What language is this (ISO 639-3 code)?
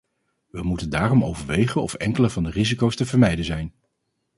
nld